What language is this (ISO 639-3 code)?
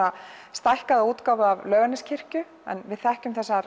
isl